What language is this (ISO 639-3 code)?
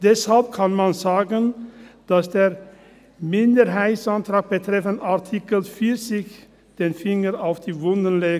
gsw